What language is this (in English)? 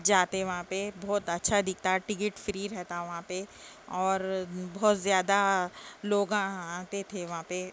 Urdu